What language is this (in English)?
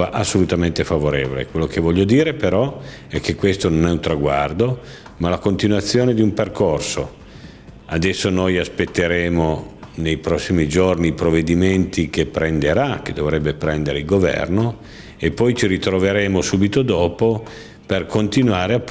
Italian